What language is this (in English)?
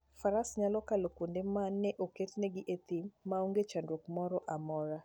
Luo (Kenya and Tanzania)